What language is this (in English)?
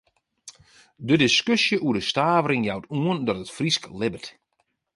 Western Frisian